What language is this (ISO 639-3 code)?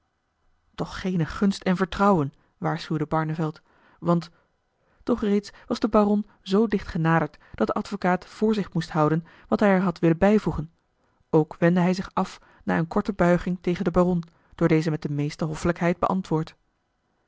nld